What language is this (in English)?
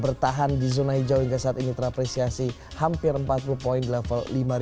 Indonesian